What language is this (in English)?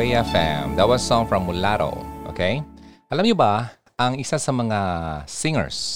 Filipino